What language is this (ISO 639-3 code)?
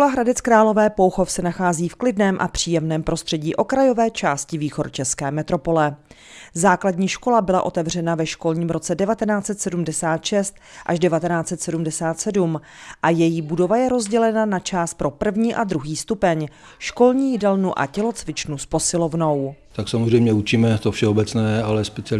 ces